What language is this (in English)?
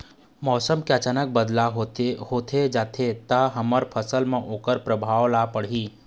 Chhattisgarhi